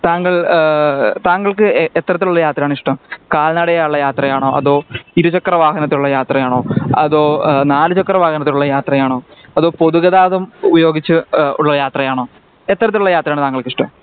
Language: Malayalam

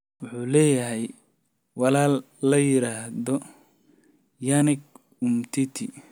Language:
Somali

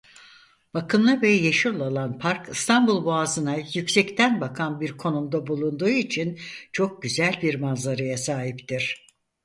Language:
Turkish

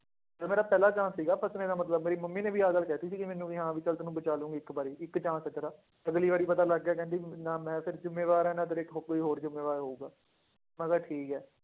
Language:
Punjabi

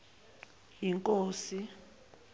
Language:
Zulu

